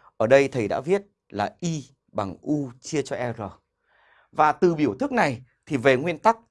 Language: Vietnamese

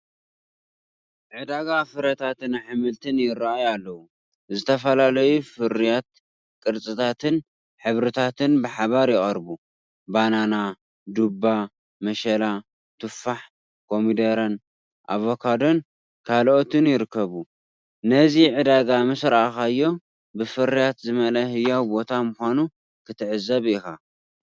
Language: Tigrinya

